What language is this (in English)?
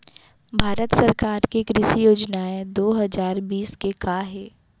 Chhattisgarhi